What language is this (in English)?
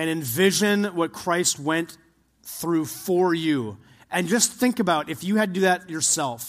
English